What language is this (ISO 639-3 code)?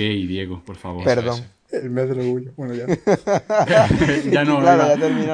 spa